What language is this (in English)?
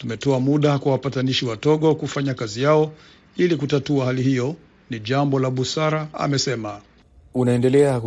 Swahili